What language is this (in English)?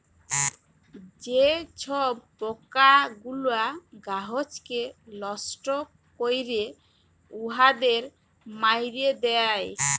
Bangla